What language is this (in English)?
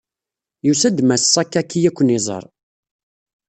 Kabyle